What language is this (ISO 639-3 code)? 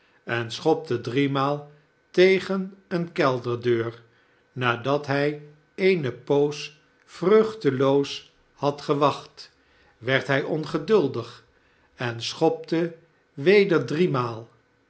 nld